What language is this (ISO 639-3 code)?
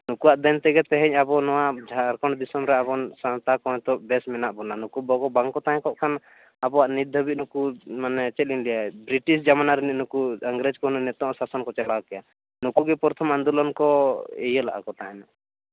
sat